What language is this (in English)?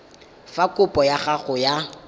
Tswana